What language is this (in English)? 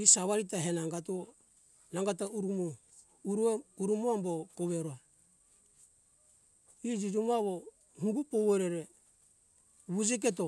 Hunjara-Kaina Ke